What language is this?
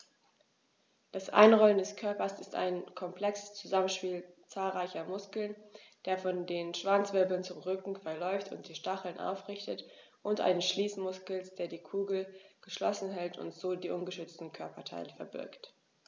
German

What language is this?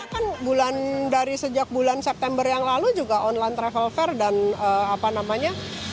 Indonesian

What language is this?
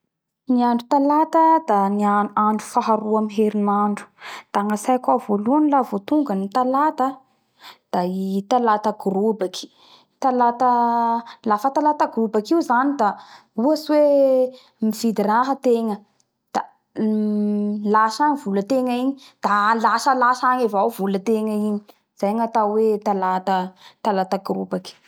Bara Malagasy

